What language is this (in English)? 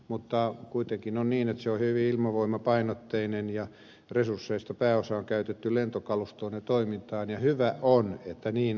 Finnish